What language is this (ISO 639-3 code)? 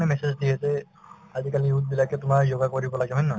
asm